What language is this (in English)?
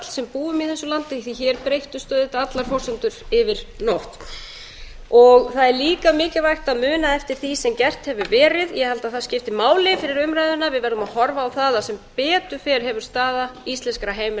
Icelandic